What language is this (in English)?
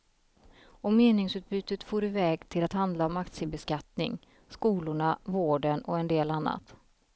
Swedish